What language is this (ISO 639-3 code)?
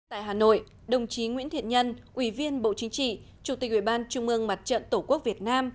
vie